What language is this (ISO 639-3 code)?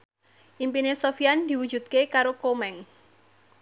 jav